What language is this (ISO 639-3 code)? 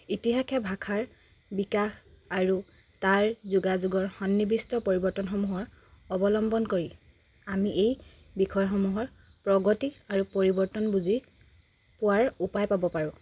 asm